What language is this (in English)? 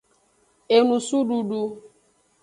Aja (Benin)